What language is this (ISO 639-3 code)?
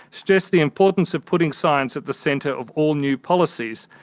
eng